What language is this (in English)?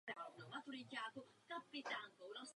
Czech